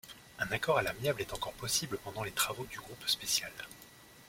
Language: French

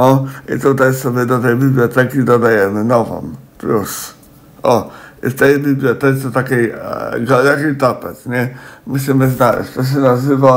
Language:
Polish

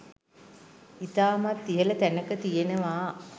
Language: Sinhala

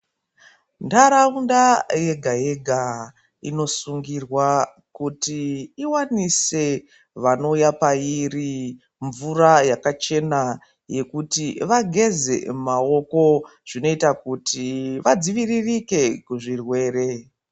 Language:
Ndau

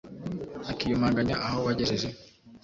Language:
Kinyarwanda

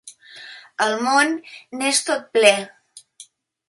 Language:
Catalan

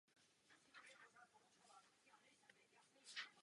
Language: Czech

